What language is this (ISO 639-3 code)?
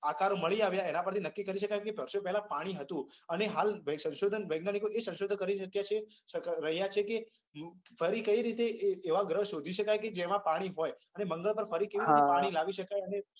guj